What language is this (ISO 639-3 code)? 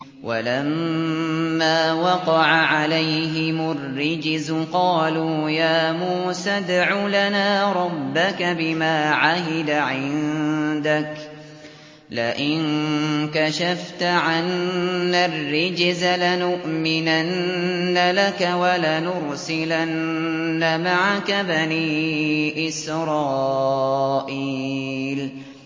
ara